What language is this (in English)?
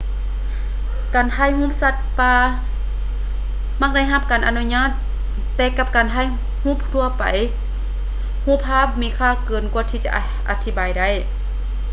Lao